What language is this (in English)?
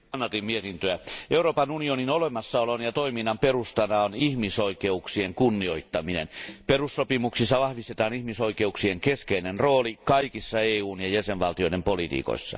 Finnish